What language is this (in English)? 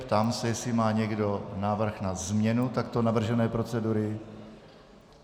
Czech